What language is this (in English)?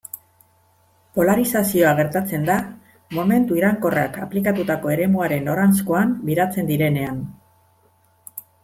Basque